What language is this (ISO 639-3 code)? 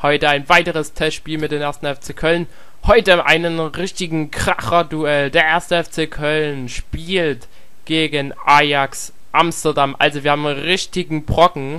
deu